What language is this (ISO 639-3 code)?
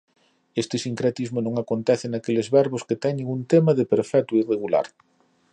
glg